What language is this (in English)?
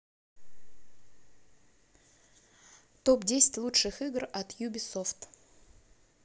Russian